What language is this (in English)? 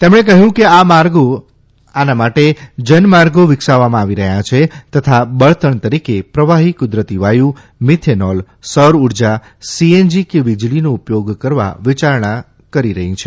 Gujarati